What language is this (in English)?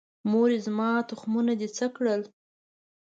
Pashto